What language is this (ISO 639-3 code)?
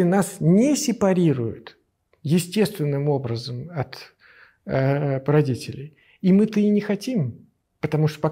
rus